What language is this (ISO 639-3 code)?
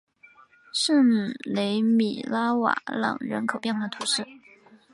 zho